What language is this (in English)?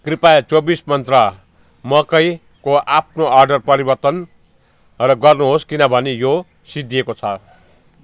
Nepali